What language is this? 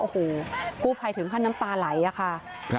Thai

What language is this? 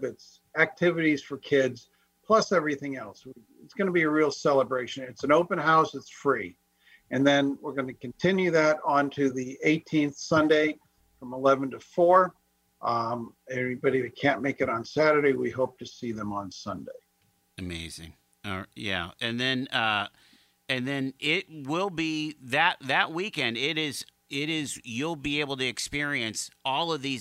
English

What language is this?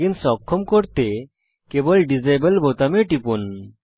Bangla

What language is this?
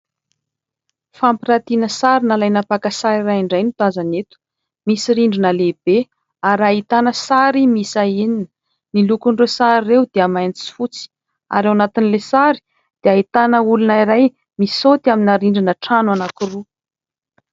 Malagasy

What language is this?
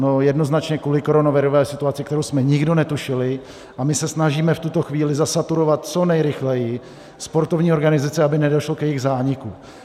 Czech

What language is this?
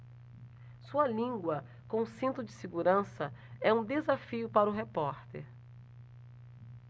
Portuguese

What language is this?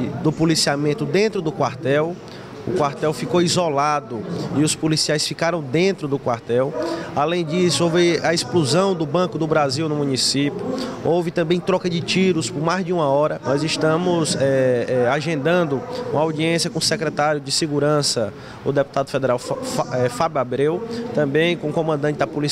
Portuguese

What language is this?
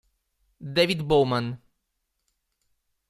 Italian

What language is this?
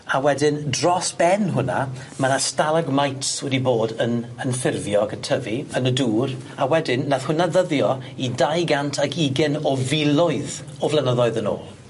Welsh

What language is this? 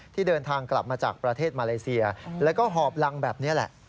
Thai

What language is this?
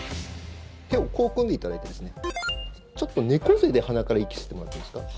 Japanese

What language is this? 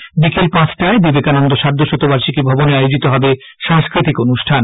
Bangla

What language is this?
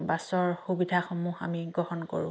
Assamese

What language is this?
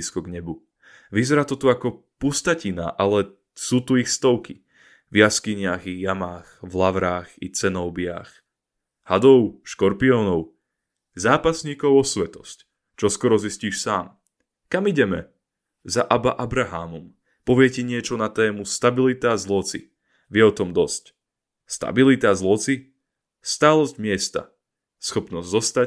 Slovak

